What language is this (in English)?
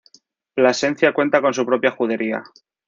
Spanish